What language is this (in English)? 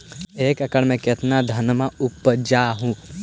Magahi